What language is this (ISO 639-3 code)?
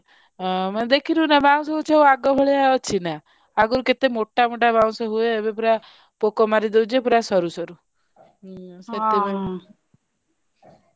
ori